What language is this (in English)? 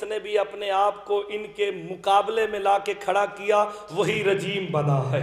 Hindi